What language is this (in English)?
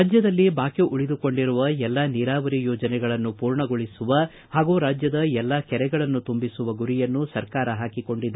Kannada